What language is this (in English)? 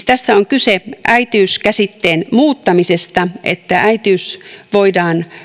Finnish